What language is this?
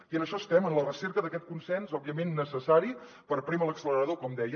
Catalan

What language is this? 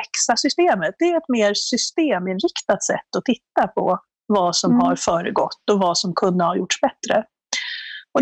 Swedish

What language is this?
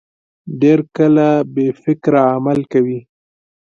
Pashto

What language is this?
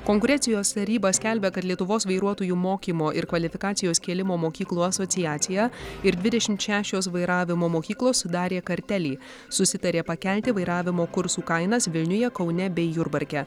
Lithuanian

